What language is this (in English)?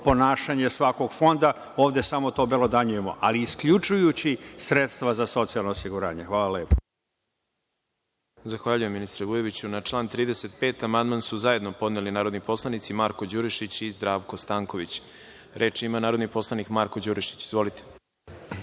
Serbian